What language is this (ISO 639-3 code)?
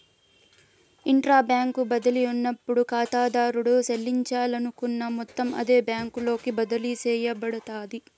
tel